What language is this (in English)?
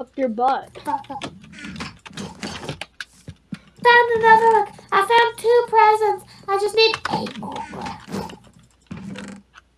English